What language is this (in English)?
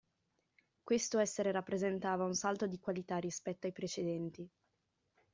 Italian